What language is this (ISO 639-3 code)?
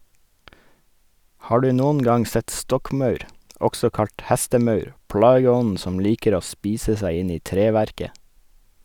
nor